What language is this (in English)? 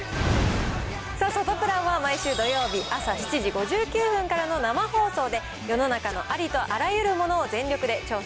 Japanese